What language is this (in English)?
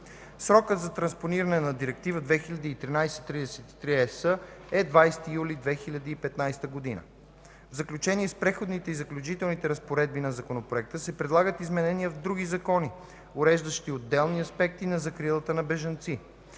Bulgarian